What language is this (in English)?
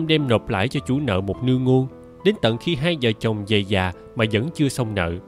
Vietnamese